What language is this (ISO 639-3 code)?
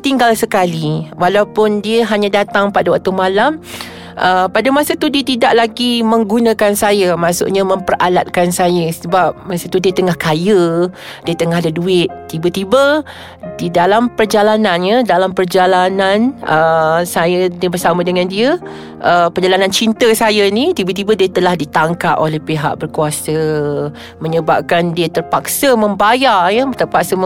msa